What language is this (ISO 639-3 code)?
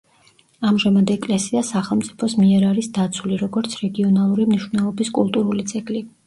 kat